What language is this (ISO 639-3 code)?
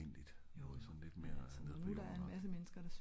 dan